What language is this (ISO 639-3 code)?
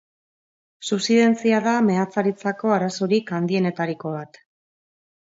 eus